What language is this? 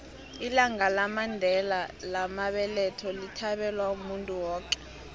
South Ndebele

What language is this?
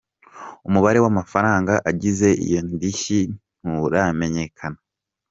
Kinyarwanda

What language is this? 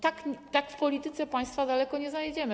Polish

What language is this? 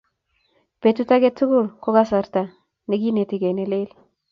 Kalenjin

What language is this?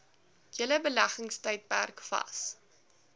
Afrikaans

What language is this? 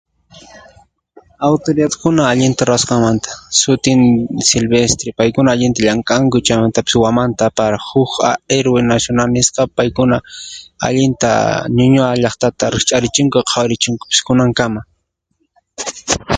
Puno Quechua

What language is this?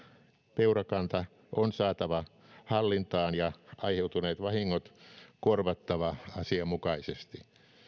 Finnish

